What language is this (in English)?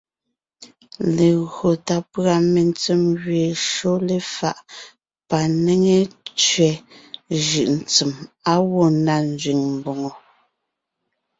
Ngiemboon